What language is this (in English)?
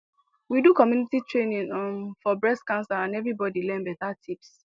Nigerian Pidgin